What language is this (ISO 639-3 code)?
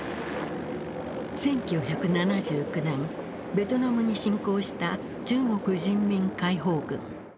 jpn